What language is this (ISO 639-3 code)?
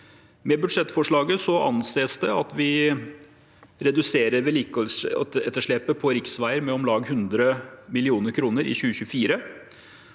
nor